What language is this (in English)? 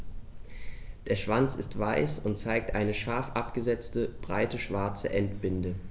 German